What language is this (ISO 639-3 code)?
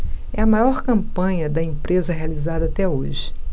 por